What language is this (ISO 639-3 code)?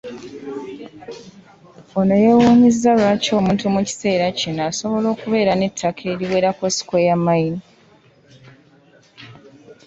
lug